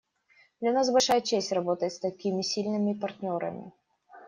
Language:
Russian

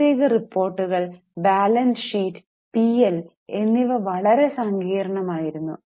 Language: Malayalam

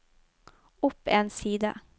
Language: Norwegian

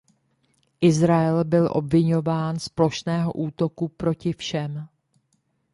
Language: Czech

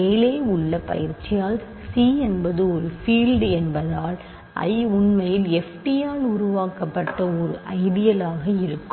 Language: Tamil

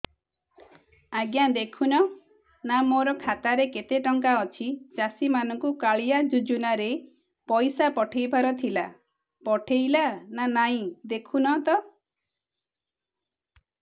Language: Odia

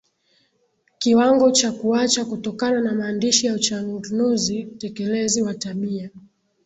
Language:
Swahili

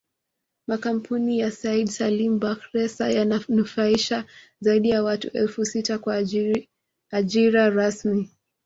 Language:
Swahili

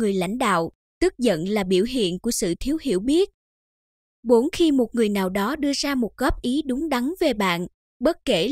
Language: Vietnamese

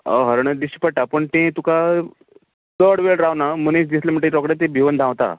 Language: Konkani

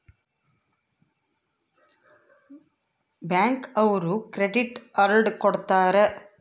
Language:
Kannada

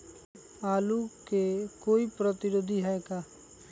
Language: Magahi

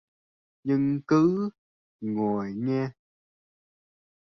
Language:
Vietnamese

